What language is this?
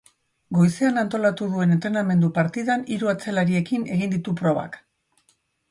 Basque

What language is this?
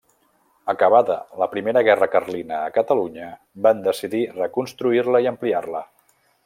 Catalan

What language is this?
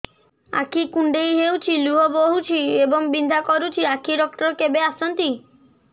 Odia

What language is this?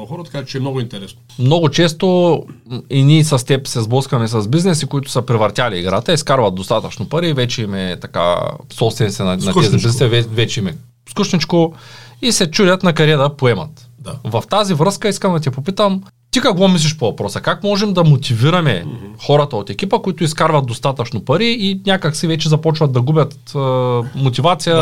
Bulgarian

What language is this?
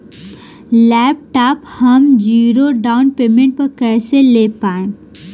Bhojpuri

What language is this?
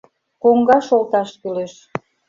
Mari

